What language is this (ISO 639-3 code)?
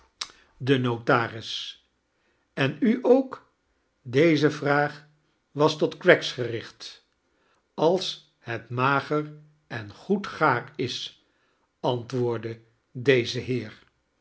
nld